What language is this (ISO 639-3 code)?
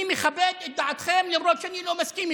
heb